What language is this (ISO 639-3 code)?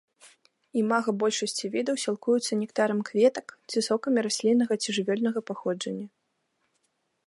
bel